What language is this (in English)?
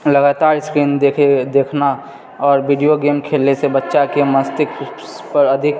Maithili